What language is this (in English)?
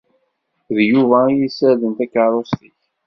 Kabyle